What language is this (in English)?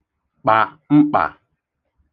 Igbo